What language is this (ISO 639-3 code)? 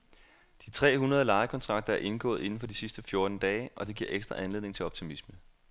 dan